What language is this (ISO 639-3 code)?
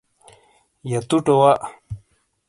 scl